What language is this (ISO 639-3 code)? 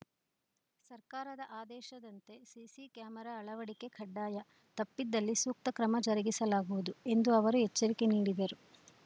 kan